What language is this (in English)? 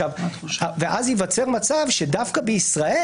Hebrew